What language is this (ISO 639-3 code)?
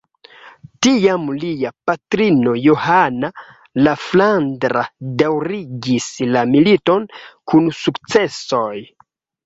epo